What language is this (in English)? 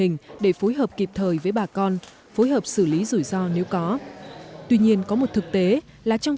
Vietnamese